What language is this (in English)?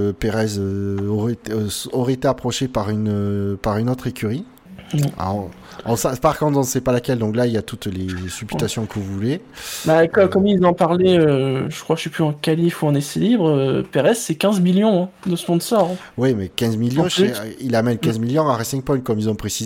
French